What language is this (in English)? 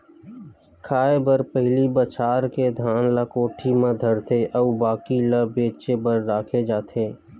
Chhattisgarhi